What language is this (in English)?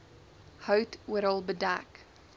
Afrikaans